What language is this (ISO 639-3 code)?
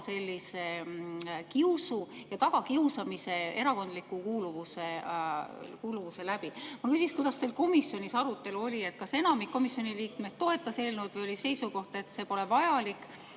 est